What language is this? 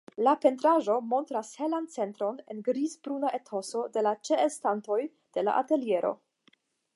Esperanto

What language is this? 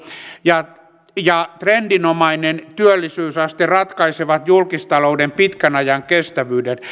Finnish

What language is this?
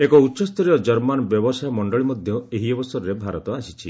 Odia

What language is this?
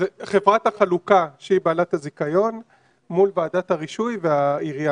Hebrew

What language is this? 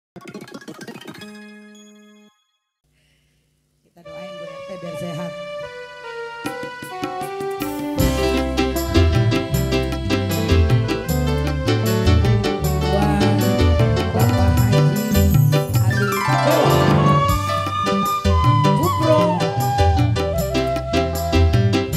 Indonesian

